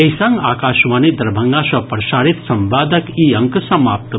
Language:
Maithili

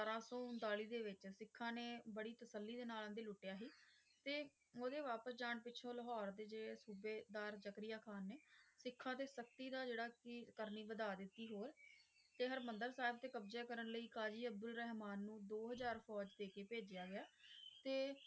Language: Punjabi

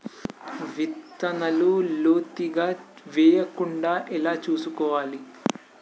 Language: Telugu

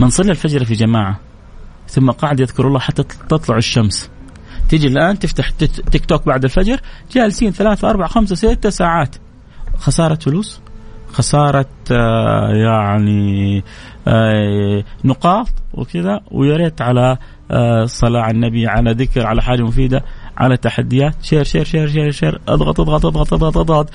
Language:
Arabic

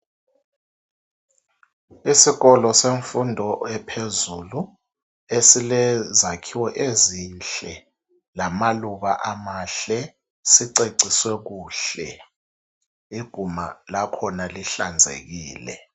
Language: North Ndebele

